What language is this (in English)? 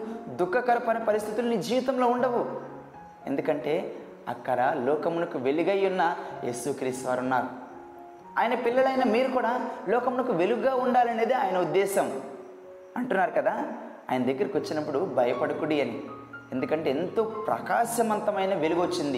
Telugu